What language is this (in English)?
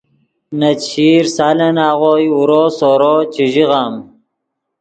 Yidgha